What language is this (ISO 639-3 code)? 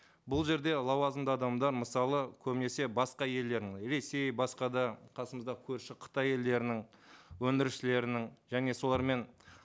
kaz